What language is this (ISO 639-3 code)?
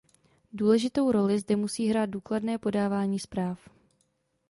ces